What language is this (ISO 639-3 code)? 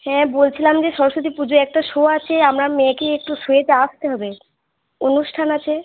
ben